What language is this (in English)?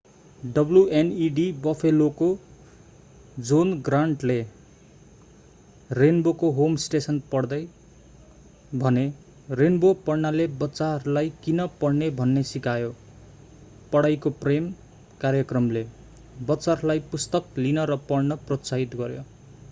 Nepali